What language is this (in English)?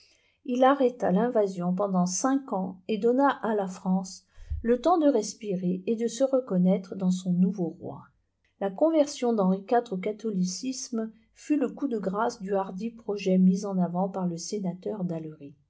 French